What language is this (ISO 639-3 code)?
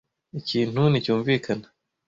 kin